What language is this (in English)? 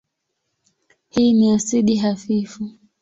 Swahili